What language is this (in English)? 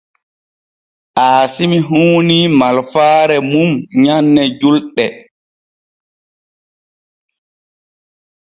Borgu Fulfulde